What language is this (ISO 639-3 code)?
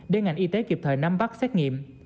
vie